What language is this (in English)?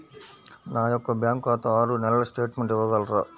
Telugu